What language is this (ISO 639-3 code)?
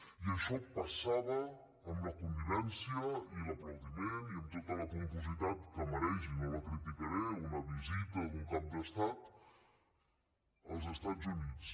cat